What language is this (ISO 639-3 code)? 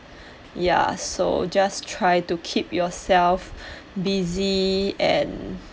eng